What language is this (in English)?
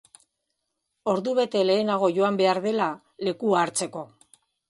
Basque